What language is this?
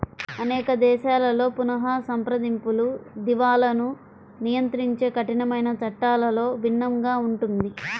Telugu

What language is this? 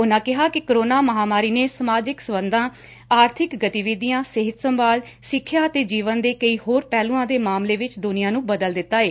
Punjabi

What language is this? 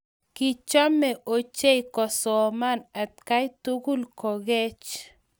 Kalenjin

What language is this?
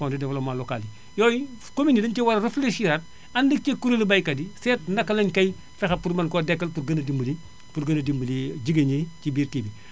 Wolof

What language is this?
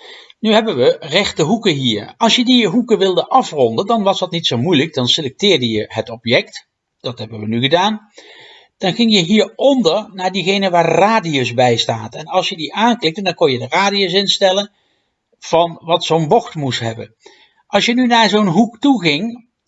Dutch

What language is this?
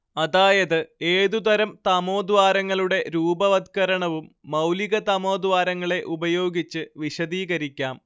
Malayalam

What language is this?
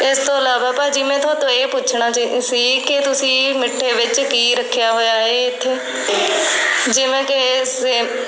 Punjabi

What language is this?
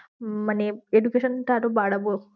Bangla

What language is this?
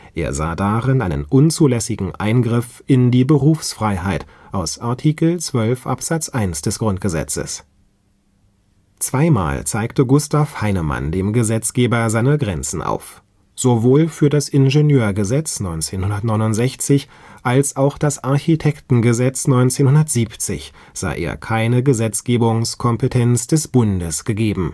German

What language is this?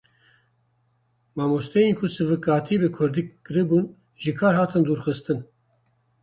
Kurdish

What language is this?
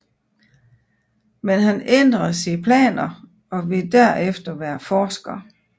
Danish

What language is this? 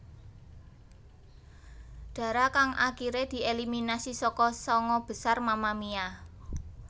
Javanese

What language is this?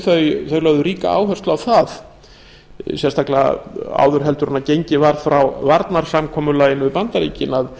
Icelandic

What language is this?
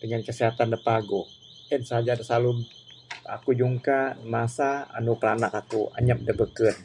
Bukar-Sadung Bidayuh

